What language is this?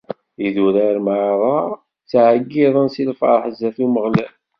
Kabyle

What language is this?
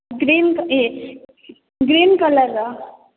Odia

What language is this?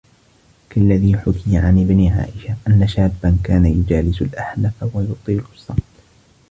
Arabic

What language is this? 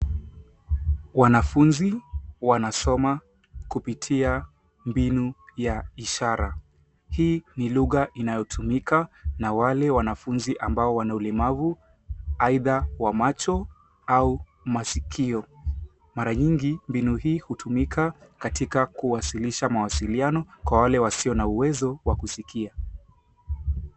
Swahili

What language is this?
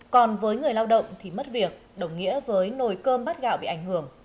Vietnamese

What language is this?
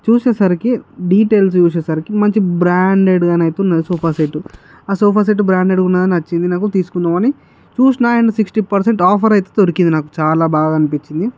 Telugu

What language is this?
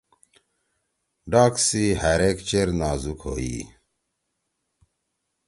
Torwali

